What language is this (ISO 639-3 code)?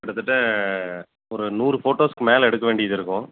tam